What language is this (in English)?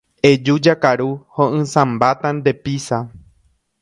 Guarani